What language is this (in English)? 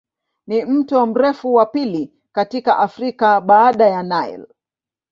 Swahili